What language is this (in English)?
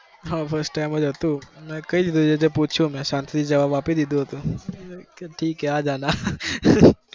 Gujarati